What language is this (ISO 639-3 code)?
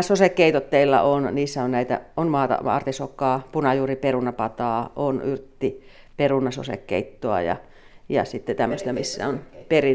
fin